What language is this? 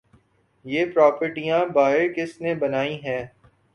Urdu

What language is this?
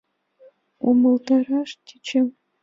Mari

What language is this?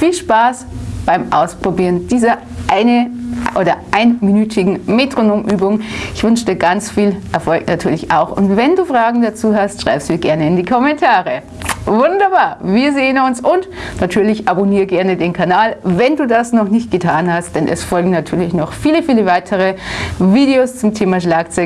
German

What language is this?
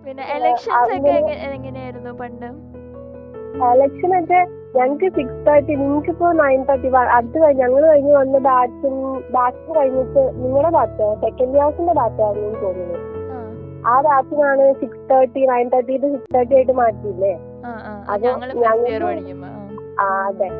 Malayalam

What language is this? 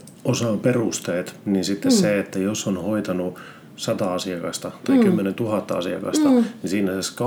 Finnish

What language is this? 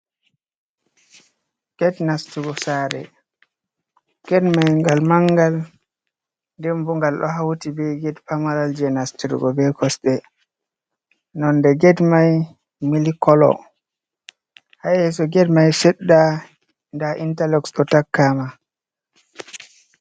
Fula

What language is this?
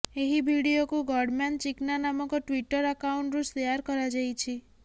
Odia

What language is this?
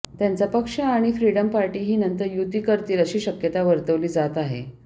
Marathi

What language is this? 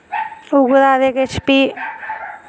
Dogri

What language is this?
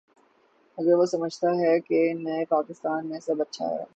Urdu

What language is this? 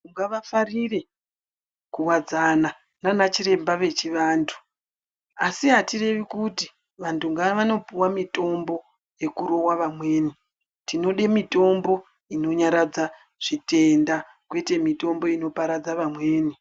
Ndau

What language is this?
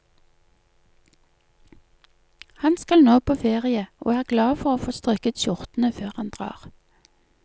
Norwegian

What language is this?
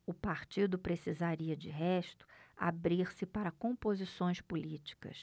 Portuguese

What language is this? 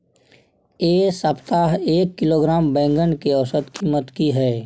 Maithili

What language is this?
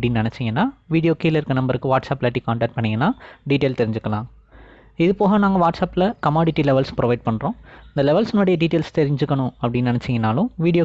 Indonesian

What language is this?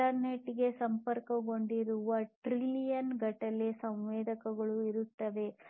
Kannada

